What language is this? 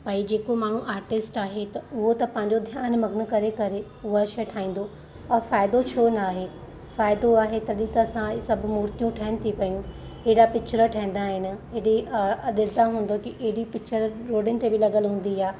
Sindhi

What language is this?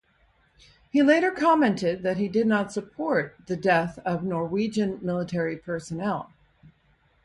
English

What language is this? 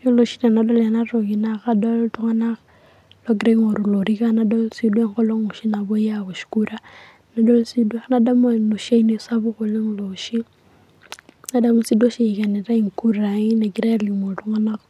Masai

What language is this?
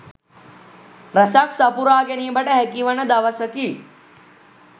Sinhala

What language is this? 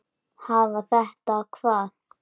Icelandic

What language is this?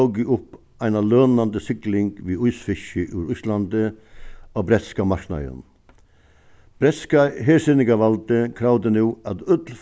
Faroese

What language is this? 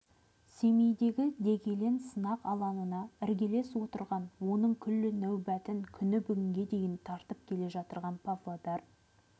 Kazakh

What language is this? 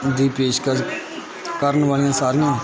Punjabi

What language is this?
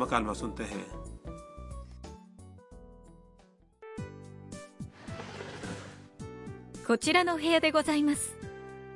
Urdu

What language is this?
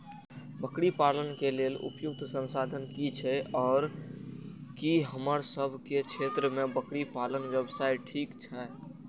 Maithili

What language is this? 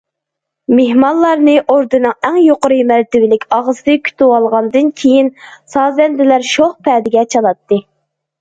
Uyghur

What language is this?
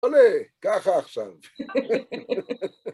Hebrew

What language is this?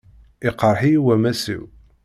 Kabyle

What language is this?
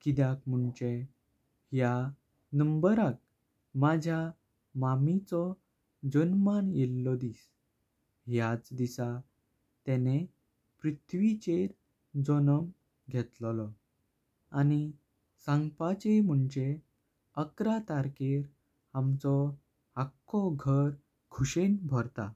Konkani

